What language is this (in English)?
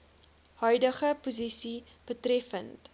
Afrikaans